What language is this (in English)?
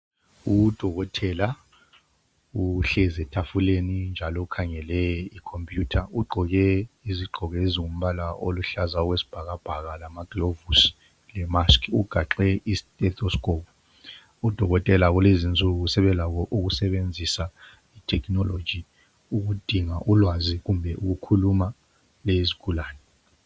North Ndebele